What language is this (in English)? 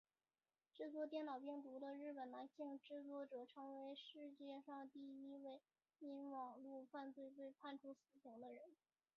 Chinese